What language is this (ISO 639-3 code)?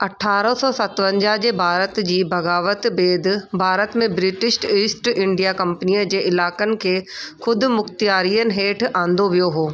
snd